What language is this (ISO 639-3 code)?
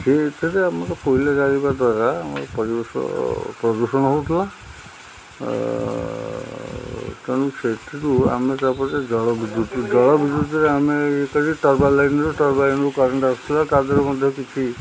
ori